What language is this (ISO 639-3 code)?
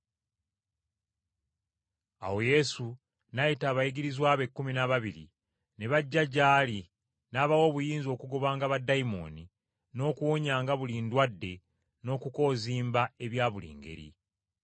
lug